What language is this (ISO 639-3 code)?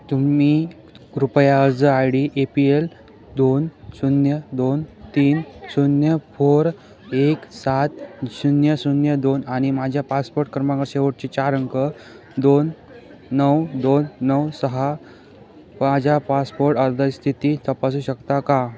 mar